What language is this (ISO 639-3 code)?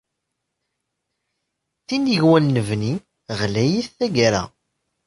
kab